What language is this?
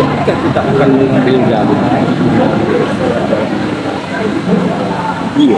Indonesian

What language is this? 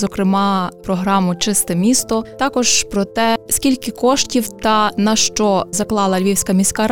Ukrainian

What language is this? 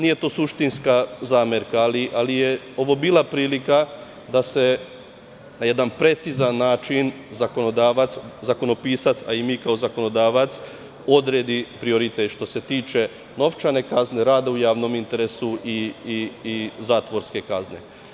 Serbian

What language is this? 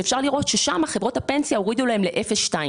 Hebrew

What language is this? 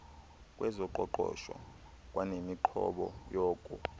Xhosa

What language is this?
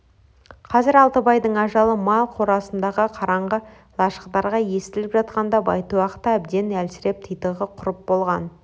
Kazakh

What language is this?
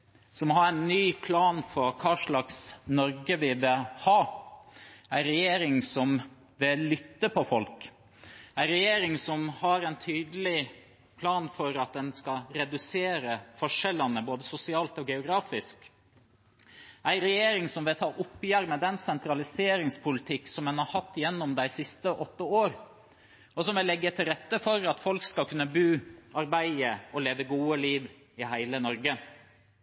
Norwegian Bokmål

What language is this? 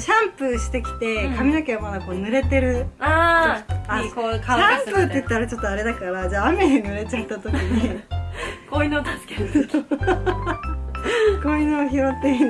Japanese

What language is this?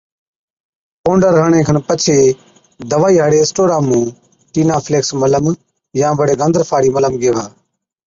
Od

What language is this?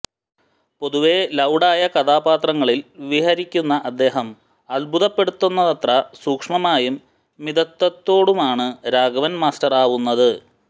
Malayalam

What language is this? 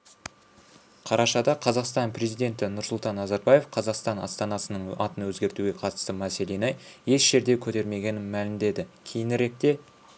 Kazakh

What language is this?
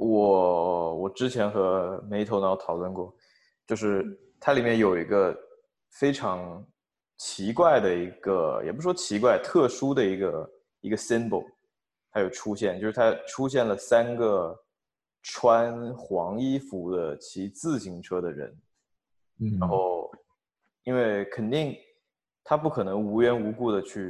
Chinese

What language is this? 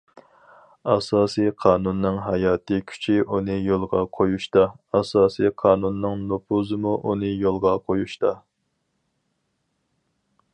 Uyghur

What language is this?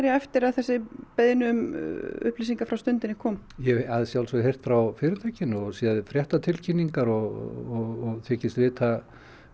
Icelandic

